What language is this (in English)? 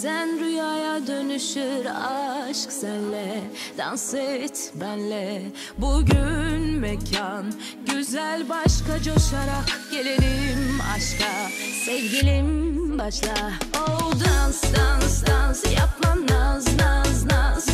Turkish